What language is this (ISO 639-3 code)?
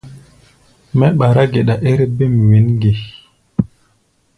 gba